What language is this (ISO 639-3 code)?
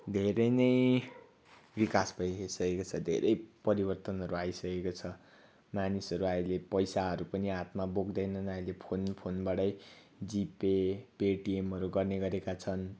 nep